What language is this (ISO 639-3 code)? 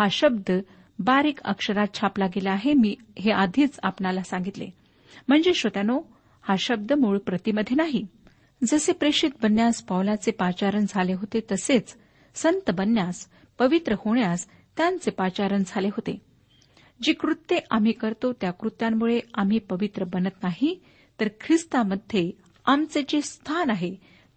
mar